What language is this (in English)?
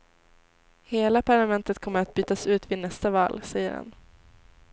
Swedish